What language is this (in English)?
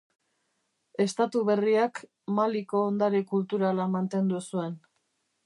Basque